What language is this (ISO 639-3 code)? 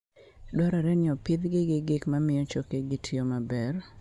luo